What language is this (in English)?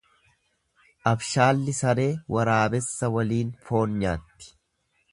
Oromo